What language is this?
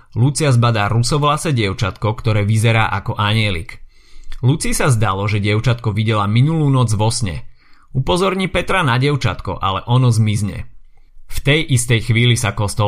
Slovak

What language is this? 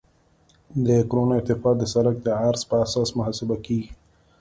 Pashto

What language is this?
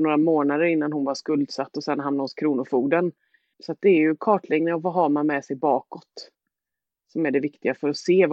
Swedish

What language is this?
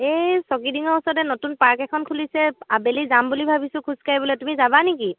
Assamese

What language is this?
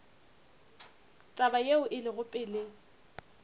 Northern Sotho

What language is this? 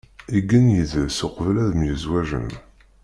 Kabyle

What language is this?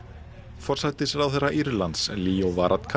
Icelandic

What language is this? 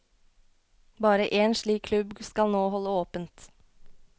Norwegian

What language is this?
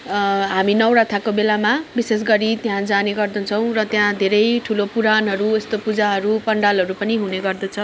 Nepali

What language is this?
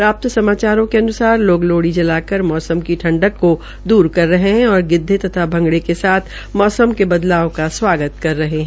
Hindi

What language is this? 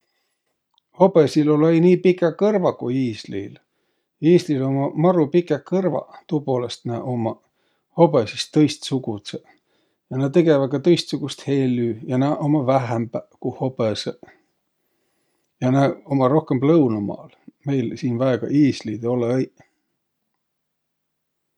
Võro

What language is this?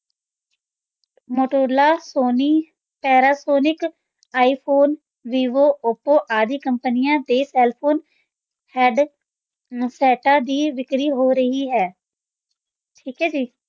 Punjabi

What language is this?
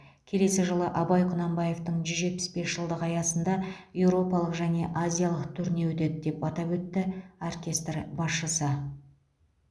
Kazakh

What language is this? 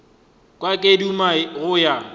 Northern Sotho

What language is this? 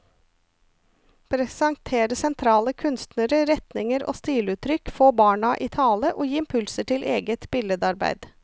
Norwegian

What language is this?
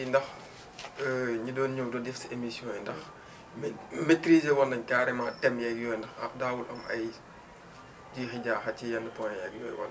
Wolof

